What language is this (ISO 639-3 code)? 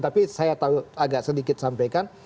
ind